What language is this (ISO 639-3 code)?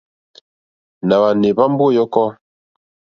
bri